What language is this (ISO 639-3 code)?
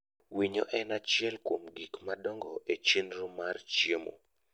luo